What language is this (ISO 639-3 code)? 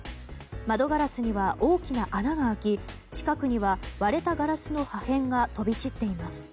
jpn